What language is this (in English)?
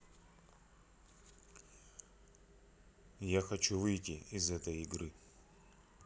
Russian